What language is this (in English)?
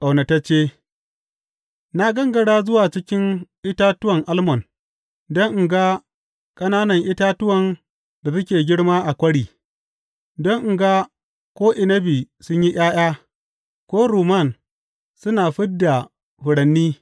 Hausa